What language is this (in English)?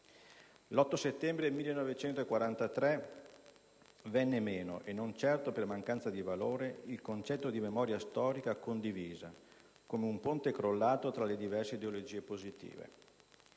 Italian